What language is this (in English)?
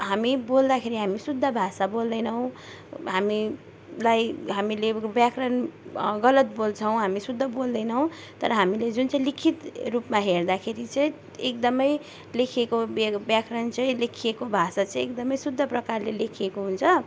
Nepali